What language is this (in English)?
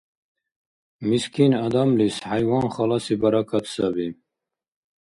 Dargwa